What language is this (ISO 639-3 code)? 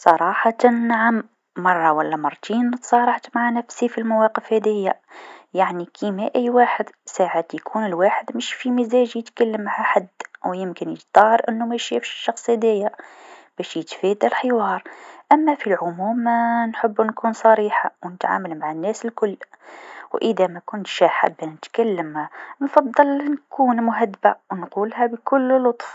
aeb